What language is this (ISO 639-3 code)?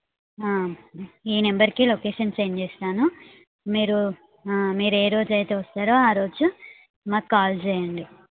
tel